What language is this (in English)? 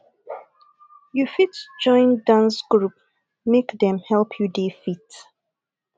Nigerian Pidgin